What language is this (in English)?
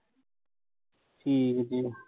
Punjabi